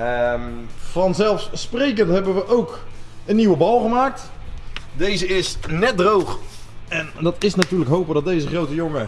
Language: Dutch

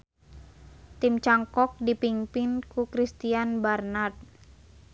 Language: Sundanese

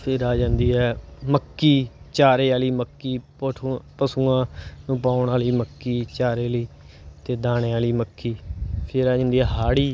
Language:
Punjabi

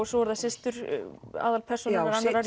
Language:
Icelandic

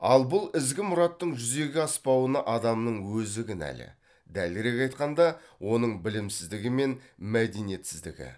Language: Kazakh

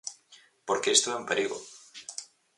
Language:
Galician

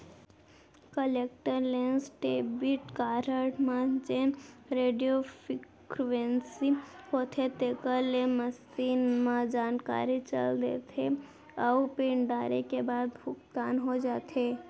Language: Chhattisgarhi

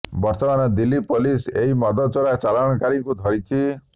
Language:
Odia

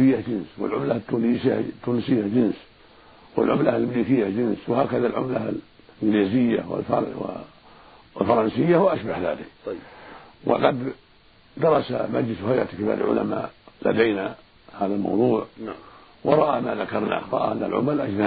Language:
Arabic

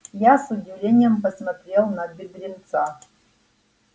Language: Russian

